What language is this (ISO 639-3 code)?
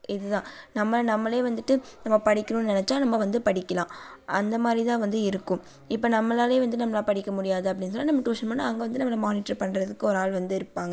tam